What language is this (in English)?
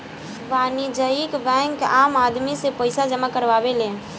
Bhojpuri